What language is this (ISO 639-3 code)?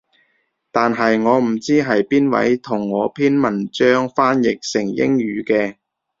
yue